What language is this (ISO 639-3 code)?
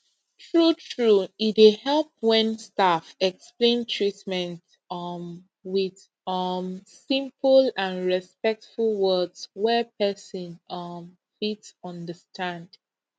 pcm